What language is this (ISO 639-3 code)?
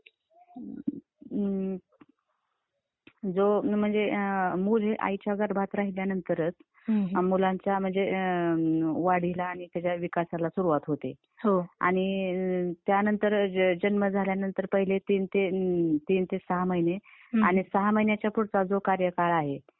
mar